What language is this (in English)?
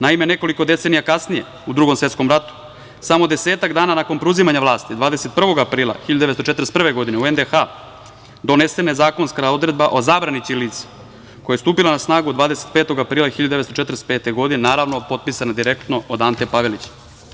Serbian